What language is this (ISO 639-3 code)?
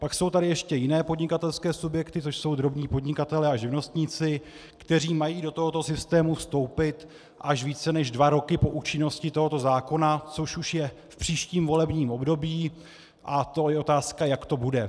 ces